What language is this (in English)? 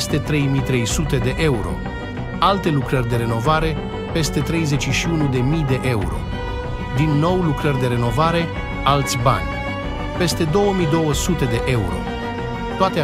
Romanian